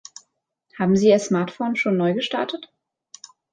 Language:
German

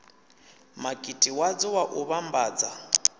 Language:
Venda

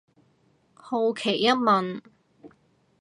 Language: Cantonese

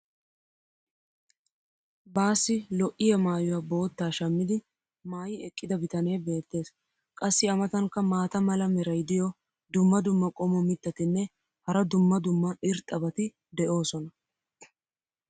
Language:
Wolaytta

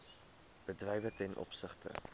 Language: Afrikaans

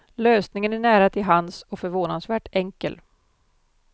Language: Swedish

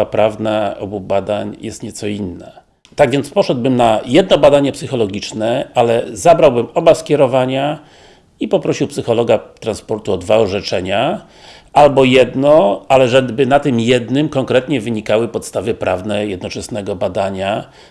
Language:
Polish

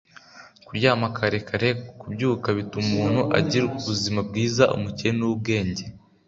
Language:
Kinyarwanda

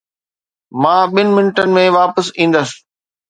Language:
Sindhi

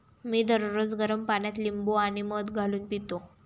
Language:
Marathi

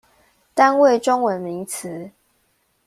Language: Chinese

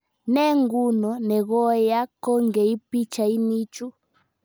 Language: Kalenjin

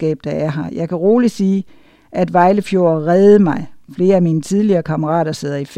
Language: Danish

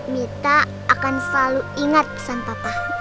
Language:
Indonesian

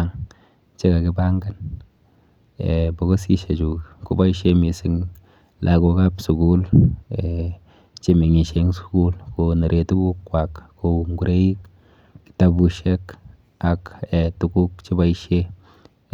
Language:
Kalenjin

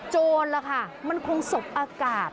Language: Thai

